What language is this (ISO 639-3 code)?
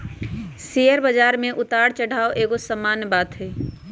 mag